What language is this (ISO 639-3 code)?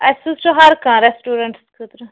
kas